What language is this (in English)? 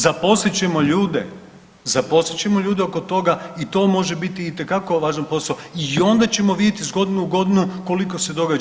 Croatian